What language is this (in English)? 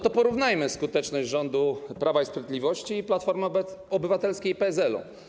Polish